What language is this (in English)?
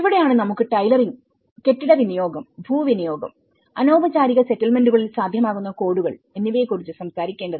Malayalam